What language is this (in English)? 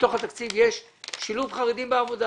Hebrew